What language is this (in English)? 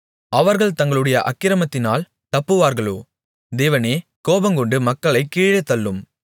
Tamil